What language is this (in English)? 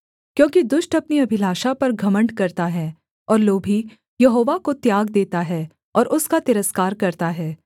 Hindi